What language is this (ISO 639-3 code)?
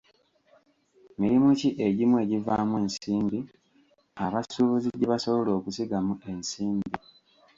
lug